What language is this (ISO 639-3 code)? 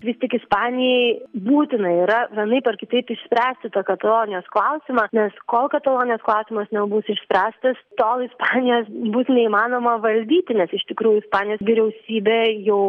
lit